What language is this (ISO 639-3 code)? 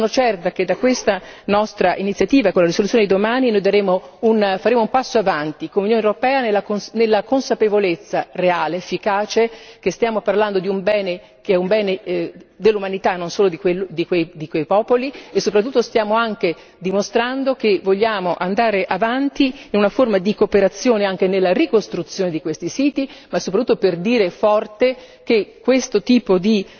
ita